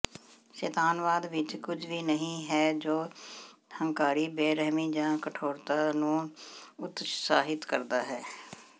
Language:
Punjabi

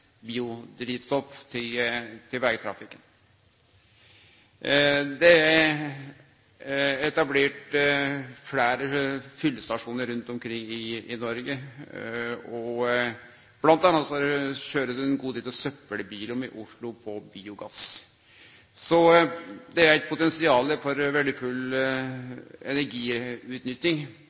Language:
Norwegian Nynorsk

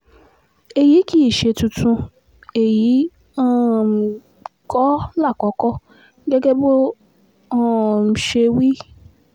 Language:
Yoruba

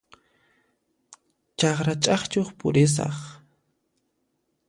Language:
Puno Quechua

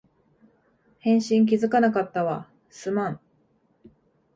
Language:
Japanese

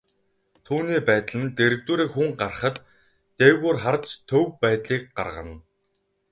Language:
Mongolian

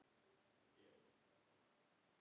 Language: Icelandic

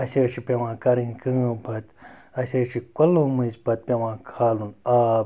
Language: Kashmiri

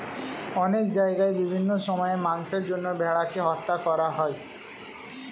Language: Bangla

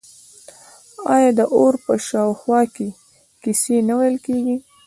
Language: Pashto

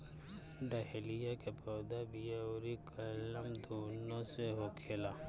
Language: Bhojpuri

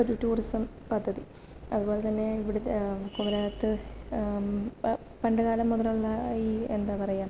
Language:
Malayalam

